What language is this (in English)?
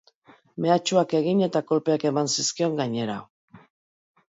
Basque